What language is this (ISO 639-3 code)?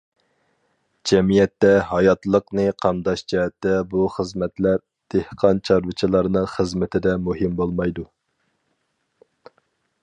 uig